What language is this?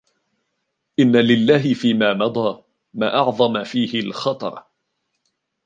Arabic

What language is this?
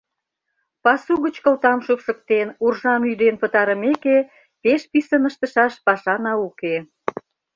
Mari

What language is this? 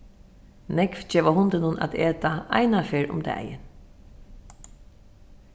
Faroese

